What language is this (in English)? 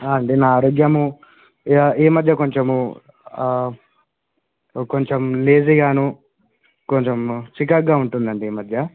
Telugu